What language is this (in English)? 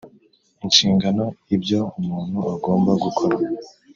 Kinyarwanda